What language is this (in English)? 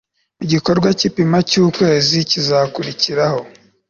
Kinyarwanda